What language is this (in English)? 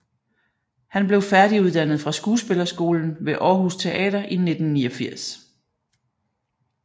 Danish